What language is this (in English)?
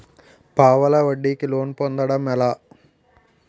Telugu